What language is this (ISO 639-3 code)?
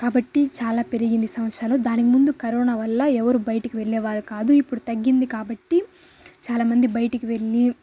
tel